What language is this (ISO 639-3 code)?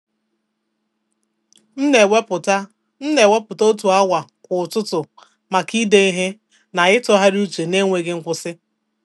ibo